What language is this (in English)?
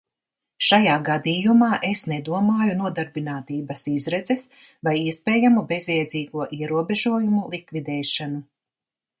Latvian